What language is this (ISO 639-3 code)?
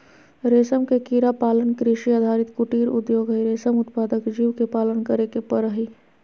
mag